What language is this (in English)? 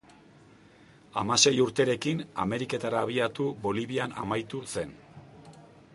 Basque